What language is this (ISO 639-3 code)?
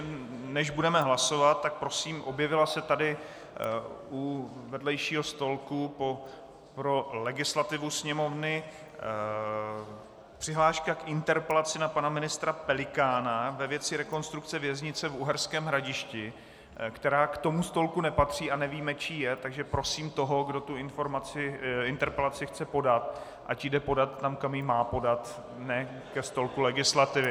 ces